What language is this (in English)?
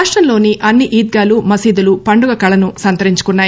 Telugu